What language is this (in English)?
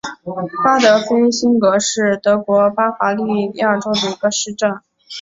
Chinese